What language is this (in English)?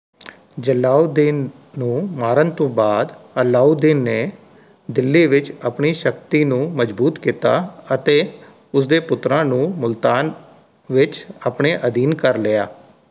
Punjabi